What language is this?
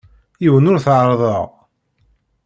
Kabyle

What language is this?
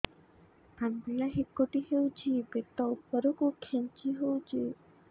Odia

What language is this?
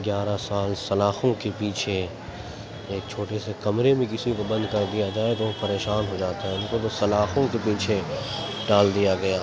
Urdu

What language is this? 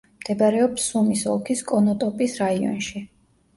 Georgian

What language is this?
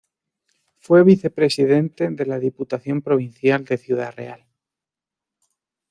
Spanish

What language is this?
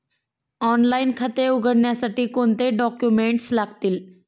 Marathi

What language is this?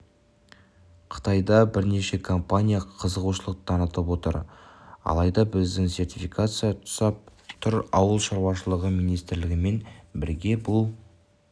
Kazakh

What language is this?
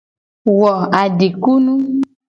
Gen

